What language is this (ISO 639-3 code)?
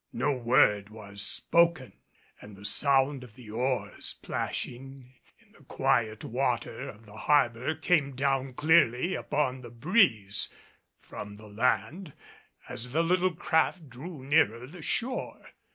eng